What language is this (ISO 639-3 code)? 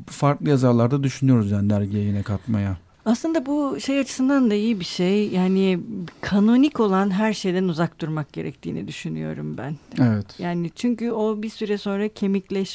tur